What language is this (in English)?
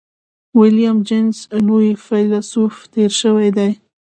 Pashto